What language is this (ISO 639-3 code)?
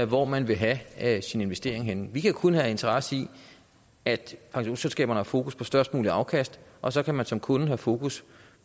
dan